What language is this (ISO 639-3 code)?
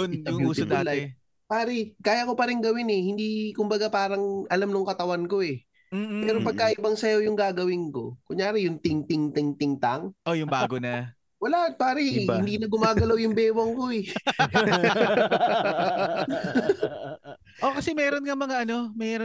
fil